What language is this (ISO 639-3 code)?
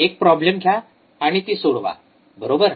mar